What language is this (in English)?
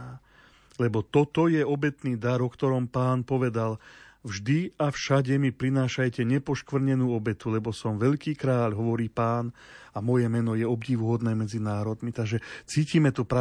Slovak